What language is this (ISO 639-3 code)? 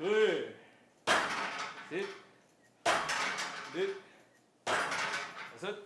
kor